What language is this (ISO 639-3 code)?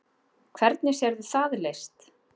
isl